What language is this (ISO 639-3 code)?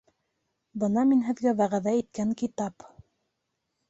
bak